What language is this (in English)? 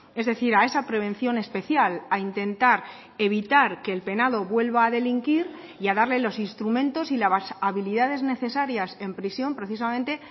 Spanish